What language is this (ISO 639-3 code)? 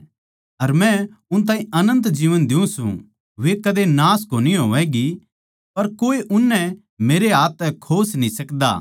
bgc